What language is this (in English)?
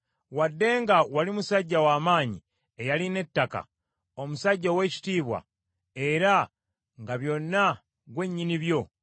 Ganda